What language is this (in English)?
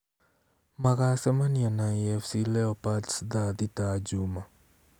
Kikuyu